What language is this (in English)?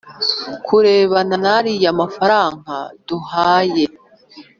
Kinyarwanda